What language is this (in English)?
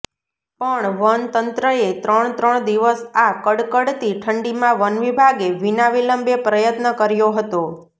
Gujarati